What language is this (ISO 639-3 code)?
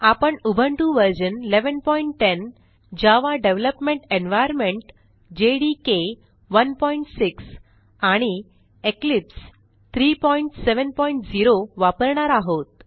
mar